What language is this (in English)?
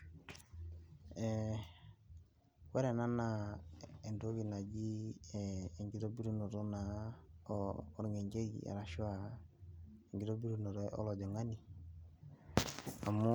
Masai